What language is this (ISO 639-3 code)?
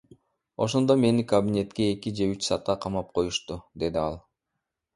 kir